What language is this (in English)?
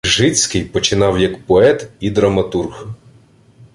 Ukrainian